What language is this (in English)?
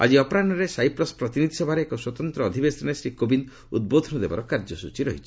Odia